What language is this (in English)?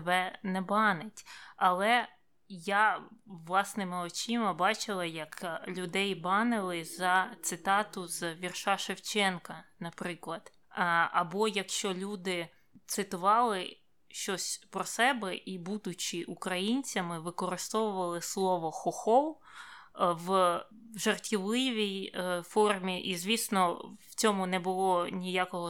Ukrainian